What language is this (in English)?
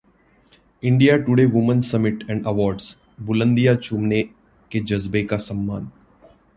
Hindi